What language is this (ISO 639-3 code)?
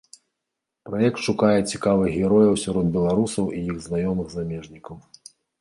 bel